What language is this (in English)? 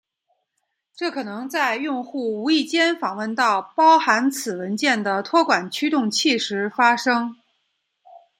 Chinese